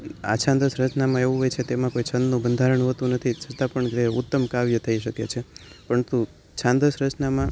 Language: Gujarati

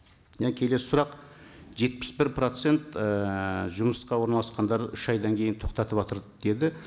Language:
Kazakh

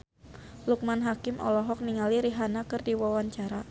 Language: Sundanese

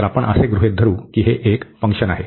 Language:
Marathi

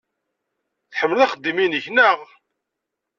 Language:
Kabyle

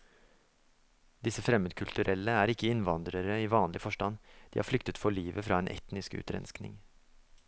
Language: Norwegian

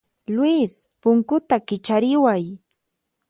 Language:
Puno Quechua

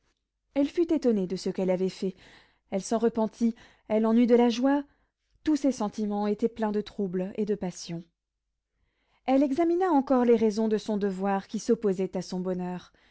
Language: French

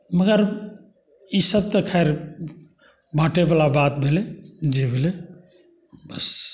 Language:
Maithili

